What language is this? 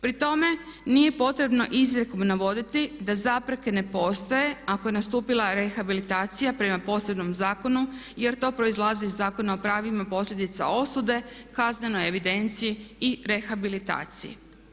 Croatian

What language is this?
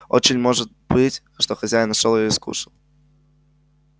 Russian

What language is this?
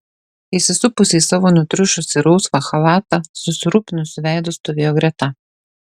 Lithuanian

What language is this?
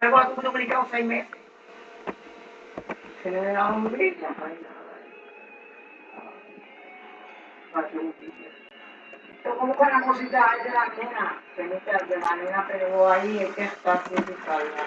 Spanish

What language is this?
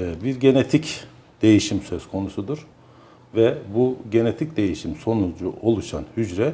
Turkish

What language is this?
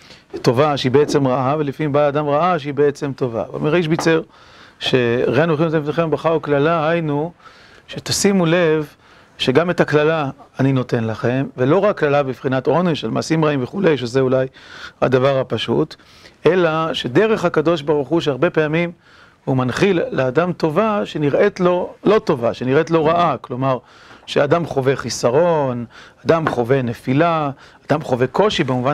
Hebrew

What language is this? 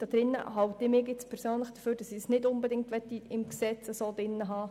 Swiss German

